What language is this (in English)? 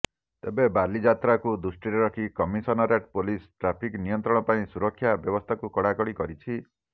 Odia